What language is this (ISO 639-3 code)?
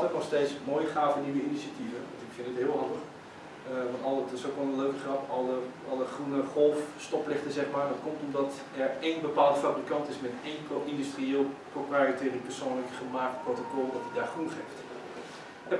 nld